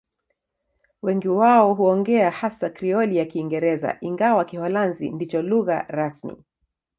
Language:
Swahili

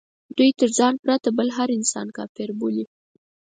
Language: Pashto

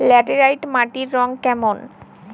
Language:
Bangla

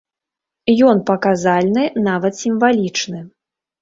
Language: Belarusian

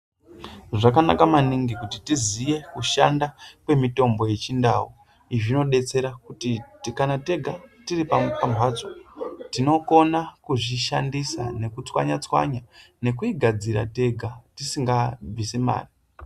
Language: Ndau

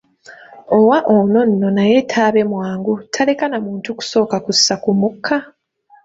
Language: Ganda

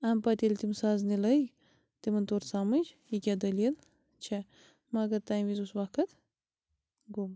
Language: Kashmiri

